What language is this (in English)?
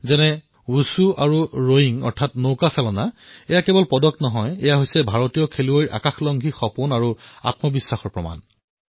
Assamese